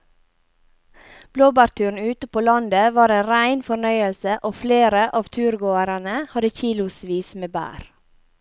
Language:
Norwegian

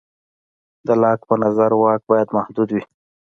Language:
Pashto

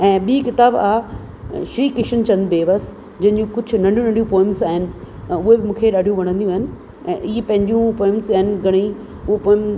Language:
Sindhi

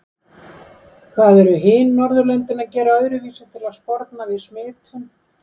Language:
Icelandic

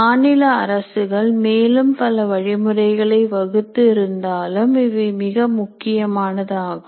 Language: Tamil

